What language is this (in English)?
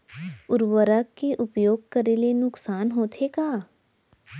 Chhattisgarhi